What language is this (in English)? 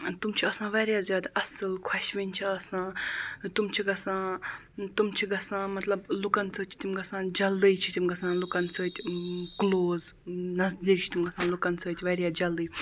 Kashmiri